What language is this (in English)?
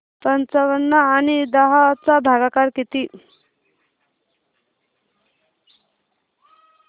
Marathi